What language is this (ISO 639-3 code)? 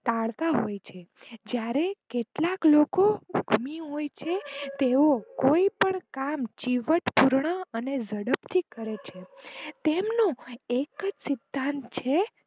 guj